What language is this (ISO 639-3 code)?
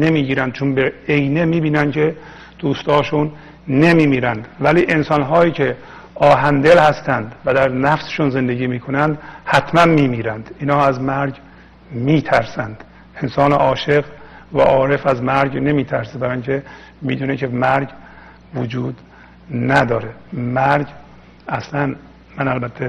fas